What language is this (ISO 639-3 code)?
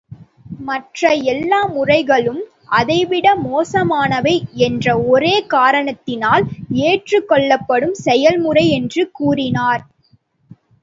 tam